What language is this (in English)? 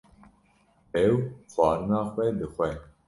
Kurdish